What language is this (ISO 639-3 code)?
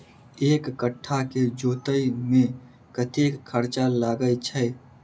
mai